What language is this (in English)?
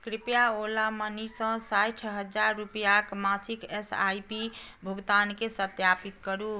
Maithili